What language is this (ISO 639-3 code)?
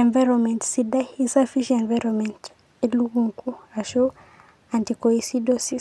mas